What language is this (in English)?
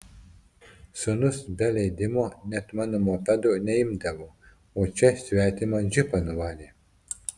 Lithuanian